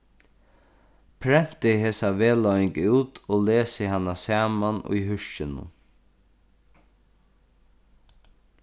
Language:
Faroese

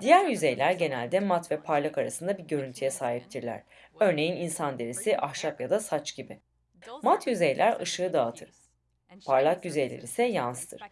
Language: Turkish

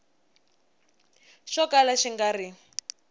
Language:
Tsonga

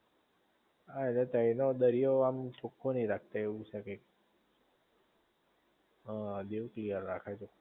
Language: Gujarati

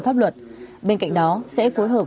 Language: Vietnamese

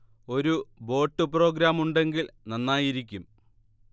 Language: Malayalam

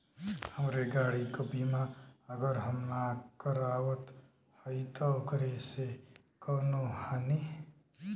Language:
Bhojpuri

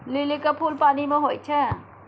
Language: Maithili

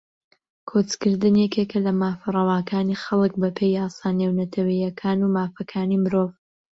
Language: Central Kurdish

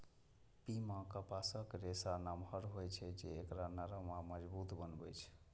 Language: Maithili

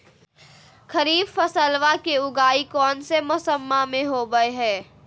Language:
Magahi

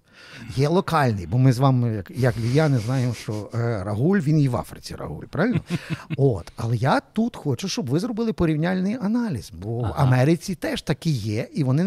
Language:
Ukrainian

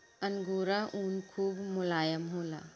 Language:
Bhojpuri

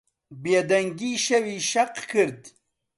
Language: Central Kurdish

